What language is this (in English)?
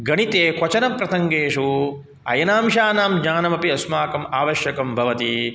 Sanskrit